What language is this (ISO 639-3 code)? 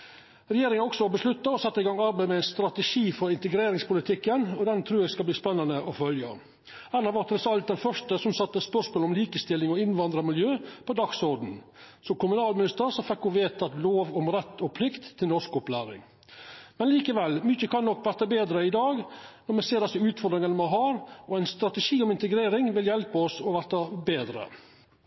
nno